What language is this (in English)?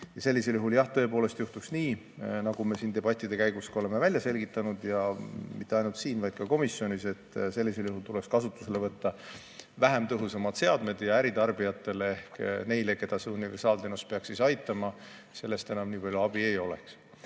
Estonian